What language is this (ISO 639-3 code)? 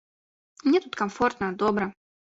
bel